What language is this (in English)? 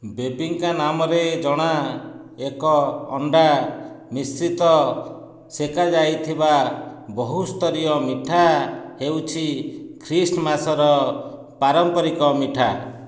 Odia